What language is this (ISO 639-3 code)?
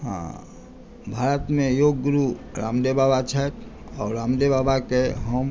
mai